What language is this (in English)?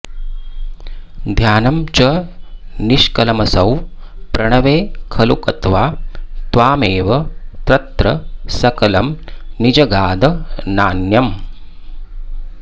Sanskrit